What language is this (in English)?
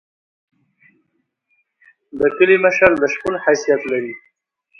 Pashto